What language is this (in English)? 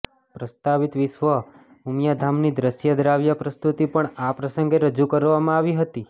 Gujarati